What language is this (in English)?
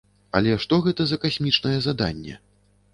Belarusian